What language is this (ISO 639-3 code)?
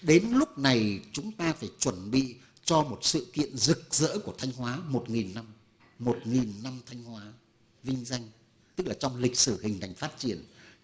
vie